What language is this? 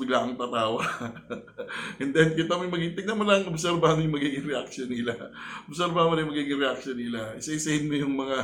Filipino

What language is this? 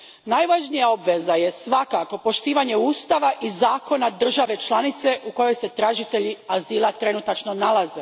Croatian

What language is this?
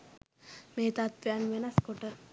Sinhala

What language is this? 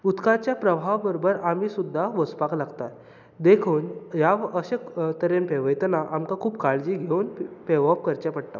Konkani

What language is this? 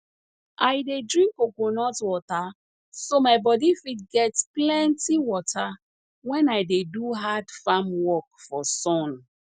Nigerian Pidgin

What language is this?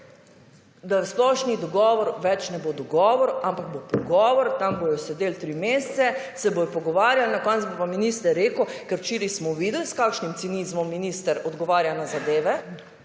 Slovenian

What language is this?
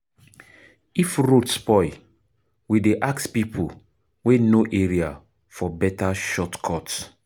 Nigerian Pidgin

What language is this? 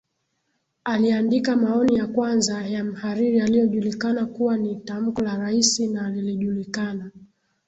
Swahili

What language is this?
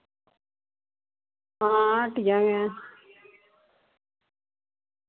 Dogri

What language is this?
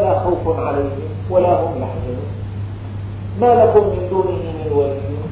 Arabic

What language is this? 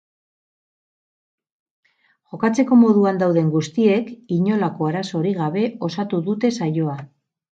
Basque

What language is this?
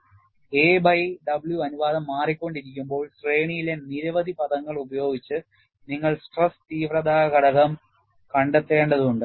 Malayalam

